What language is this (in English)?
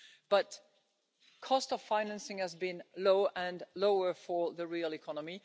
English